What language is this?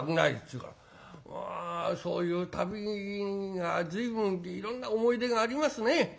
Japanese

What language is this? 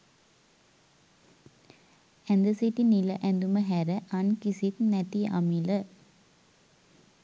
Sinhala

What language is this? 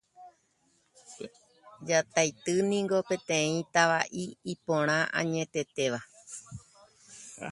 Guarani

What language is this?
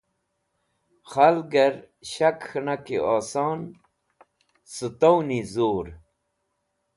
Wakhi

